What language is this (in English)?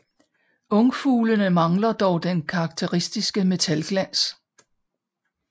Danish